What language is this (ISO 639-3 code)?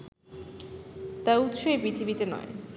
ben